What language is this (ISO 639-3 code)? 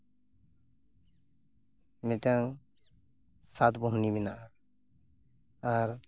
sat